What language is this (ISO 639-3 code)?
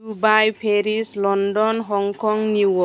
brx